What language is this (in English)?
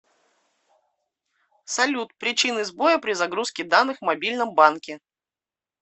Russian